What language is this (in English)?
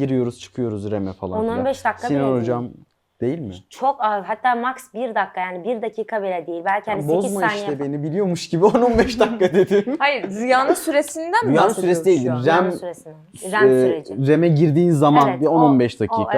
Turkish